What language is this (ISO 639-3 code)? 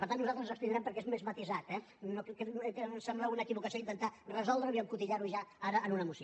cat